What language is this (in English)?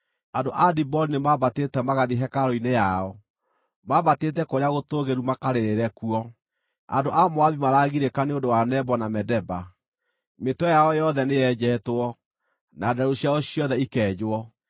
Kikuyu